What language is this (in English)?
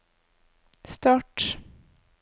Norwegian